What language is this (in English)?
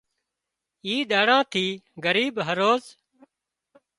Wadiyara Koli